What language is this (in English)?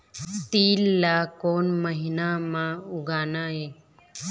Chhattisgarhi